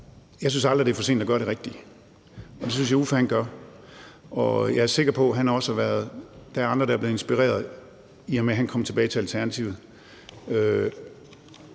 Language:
Danish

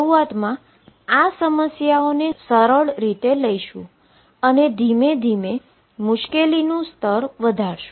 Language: Gujarati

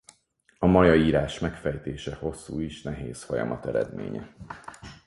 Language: Hungarian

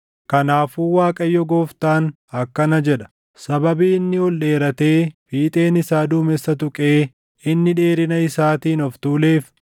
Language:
Oromo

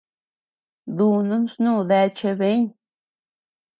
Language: Tepeuxila Cuicatec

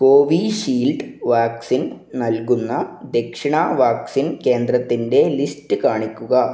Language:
Malayalam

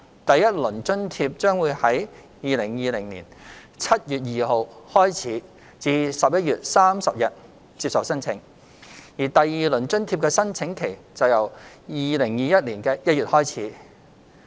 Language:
Cantonese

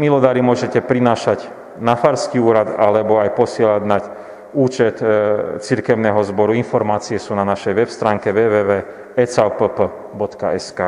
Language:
Slovak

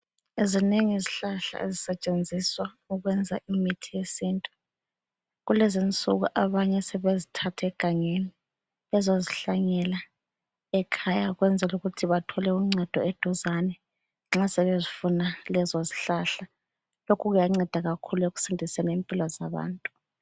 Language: North Ndebele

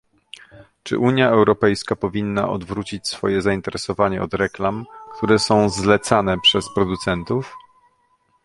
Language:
Polish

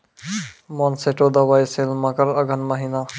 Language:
Maithili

